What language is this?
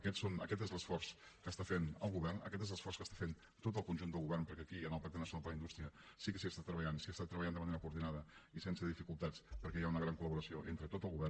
Catalan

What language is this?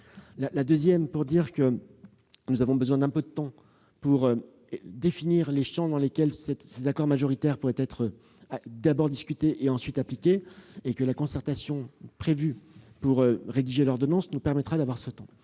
French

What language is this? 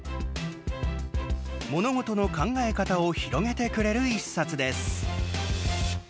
Japanese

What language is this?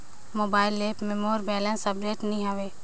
Chhattisgarhi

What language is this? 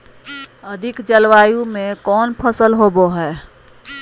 Magahi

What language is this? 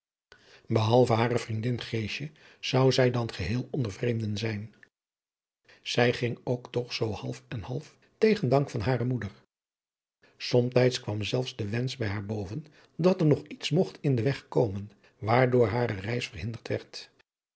Dutch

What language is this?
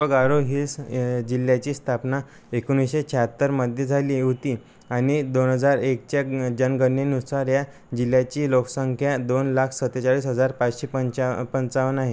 Marathi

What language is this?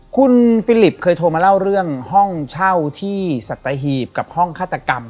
Thai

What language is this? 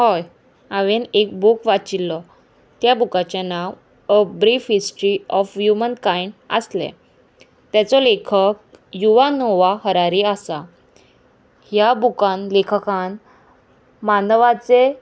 Konkani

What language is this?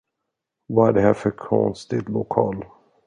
Swedish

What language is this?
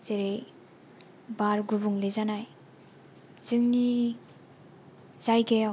Bodo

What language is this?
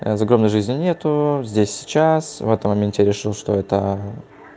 Russian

